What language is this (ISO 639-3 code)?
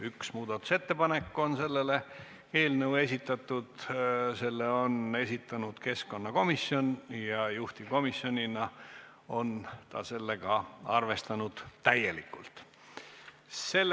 est